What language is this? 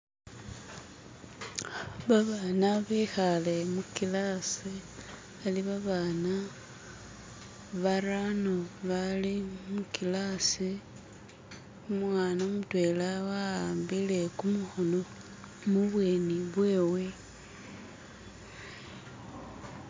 Masaaba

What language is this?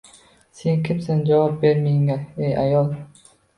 Uzbek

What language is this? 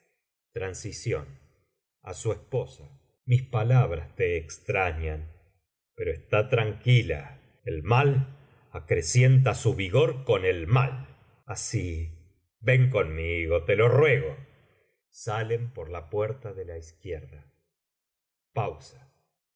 Spanish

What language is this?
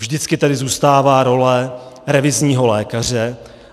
Czech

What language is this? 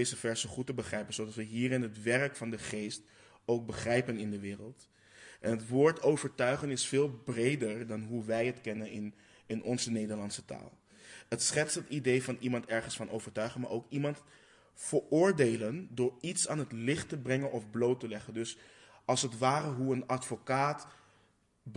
Dutch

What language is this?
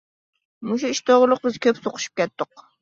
Uyghur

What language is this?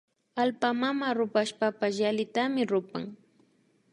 Imbabura Highland Quichua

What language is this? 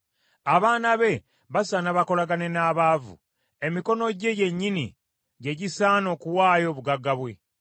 Ganda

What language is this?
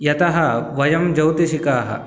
Sanskrit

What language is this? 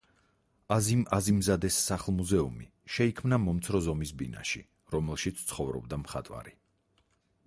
Georgian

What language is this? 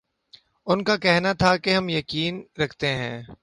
Urdu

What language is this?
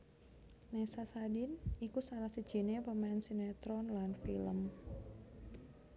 Javanese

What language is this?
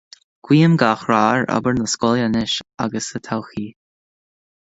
Irish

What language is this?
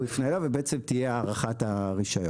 Hebrew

